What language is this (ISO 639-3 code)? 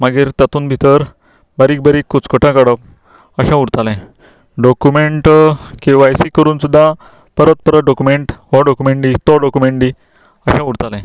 kok